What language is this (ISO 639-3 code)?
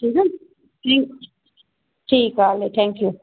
snd